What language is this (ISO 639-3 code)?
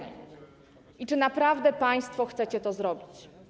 pol